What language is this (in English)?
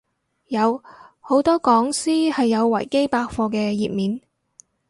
Cantonese